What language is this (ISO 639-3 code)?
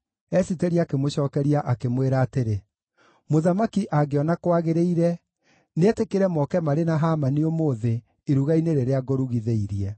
kik